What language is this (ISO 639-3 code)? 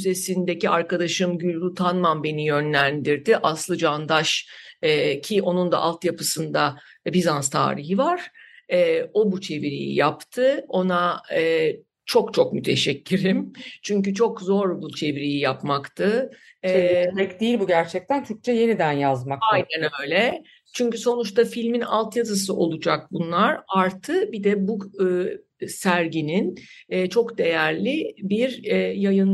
tur